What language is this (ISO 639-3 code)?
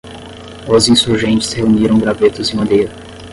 por